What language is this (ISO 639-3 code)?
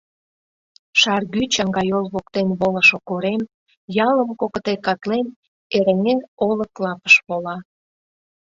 chm